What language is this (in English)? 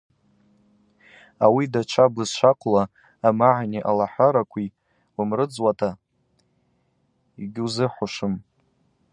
Abaza